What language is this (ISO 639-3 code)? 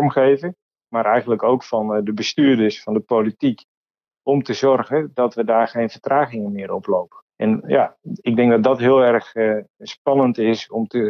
nld